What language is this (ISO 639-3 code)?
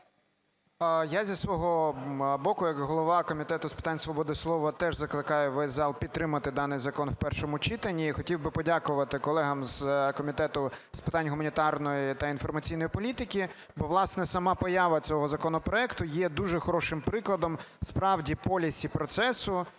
ukr